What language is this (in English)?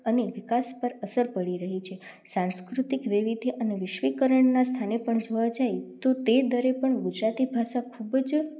Gujarati